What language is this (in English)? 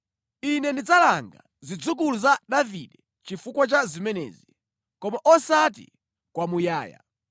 Nyanja